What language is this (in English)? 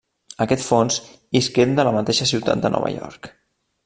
Catalan